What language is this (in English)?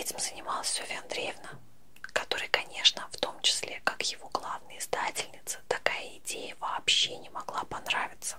Russian